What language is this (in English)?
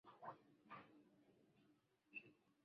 Swahili